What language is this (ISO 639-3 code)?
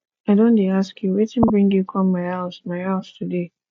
pcm